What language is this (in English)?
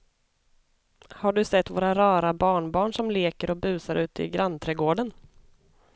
Swedish